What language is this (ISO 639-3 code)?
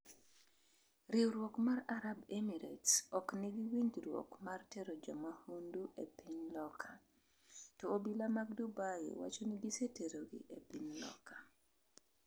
luo